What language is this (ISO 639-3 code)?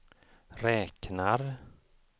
swe